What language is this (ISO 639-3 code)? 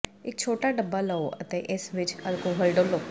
pan